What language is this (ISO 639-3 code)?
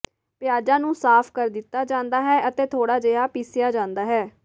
pan